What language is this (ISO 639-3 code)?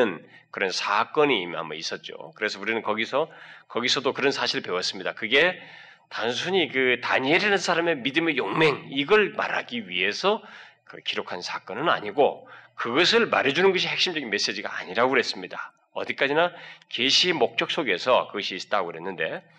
kor